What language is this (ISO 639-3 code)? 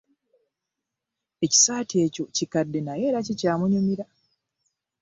lug